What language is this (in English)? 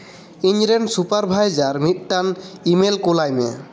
Santali